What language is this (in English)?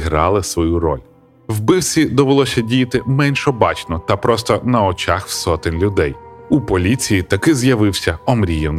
Ukrainian